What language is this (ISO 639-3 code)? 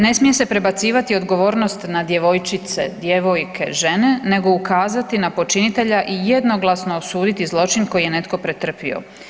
hrv